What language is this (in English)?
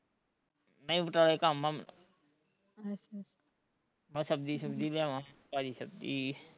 Punjabi